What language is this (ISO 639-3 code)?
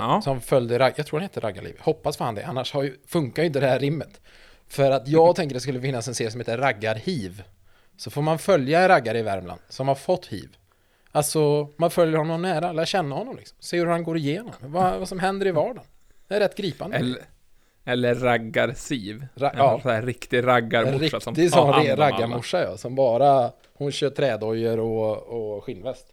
swe